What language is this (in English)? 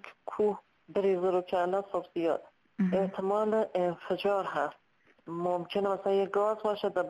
Persian